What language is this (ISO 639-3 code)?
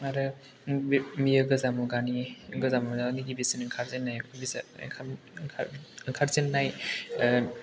brx